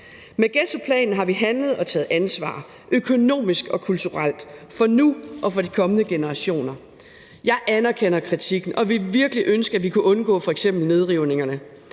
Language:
Danish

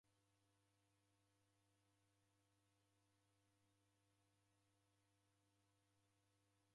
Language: Taita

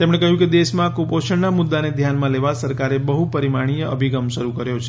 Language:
Gujarati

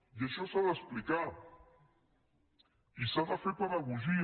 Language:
Catalan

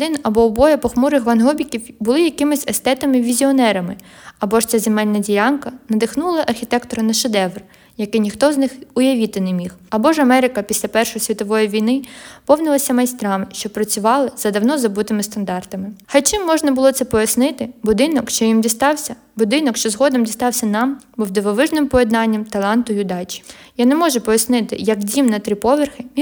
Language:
Ukrainian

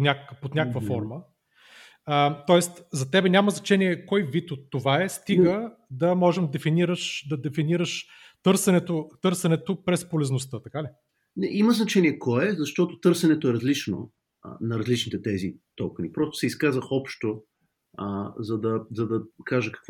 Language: Bulgarian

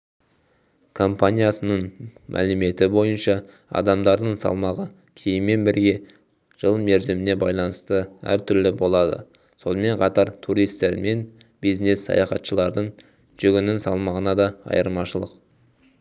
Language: Kazakh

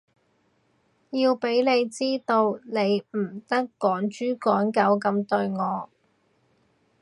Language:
Cantonese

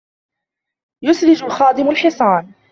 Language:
Arabic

